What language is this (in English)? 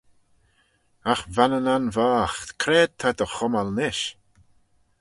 Manx